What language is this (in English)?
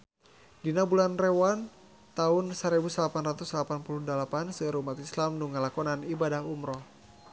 Sundanese